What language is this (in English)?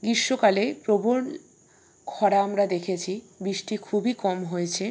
Bangla